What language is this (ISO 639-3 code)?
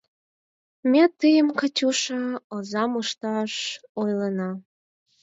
chm